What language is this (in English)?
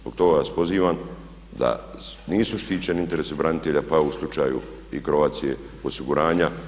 Croatian